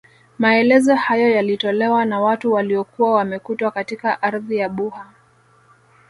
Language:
Swahili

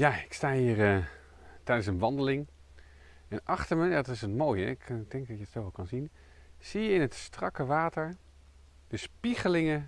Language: Dutch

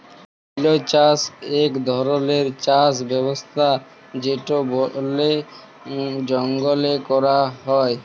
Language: Bangla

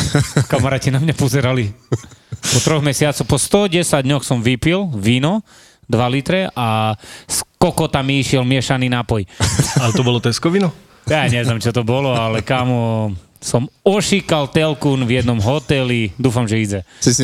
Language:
Slovak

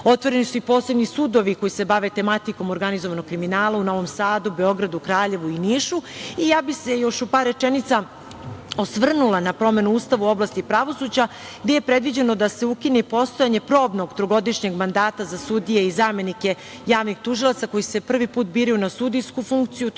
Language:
Serbian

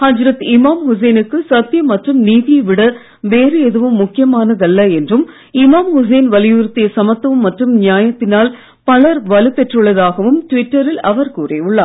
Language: Tamil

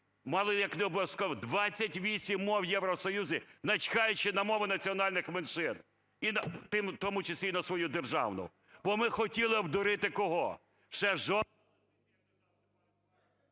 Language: Ukrainian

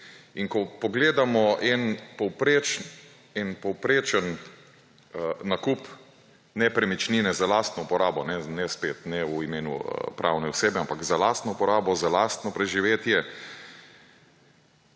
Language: Slovenian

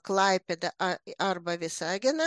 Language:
Lithuanian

